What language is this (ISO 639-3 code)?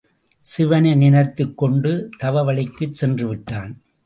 tam